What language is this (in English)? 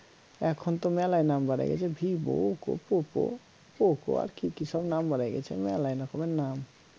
Bangla